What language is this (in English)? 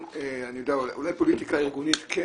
Hebrew